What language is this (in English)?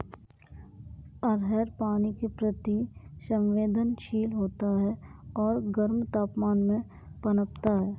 Hindi